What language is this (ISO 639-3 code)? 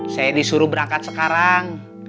ind